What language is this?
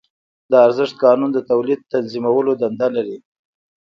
Pashto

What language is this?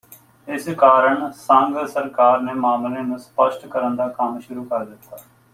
Punjabi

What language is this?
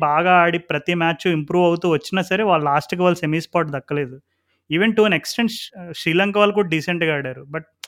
Telugu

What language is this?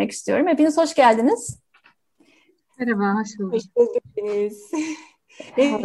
Turkish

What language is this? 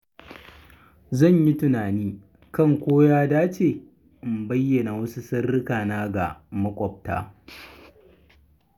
Hausa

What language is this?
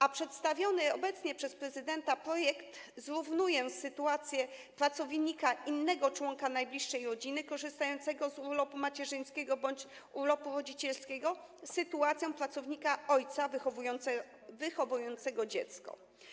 Polish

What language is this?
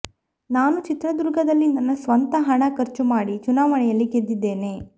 Kannada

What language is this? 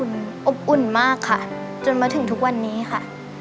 Thai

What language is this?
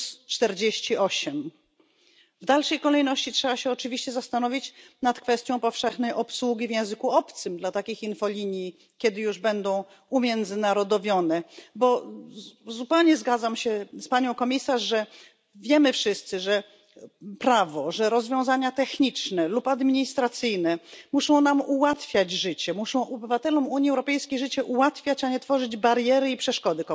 Polish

